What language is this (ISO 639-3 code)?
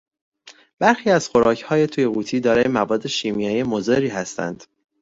fas